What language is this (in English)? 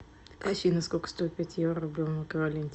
Russian